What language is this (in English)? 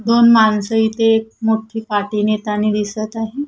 Marathi